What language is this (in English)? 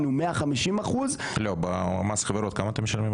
Hebrew